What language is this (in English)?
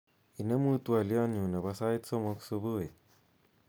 Kalenjin